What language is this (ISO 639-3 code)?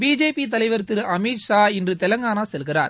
tam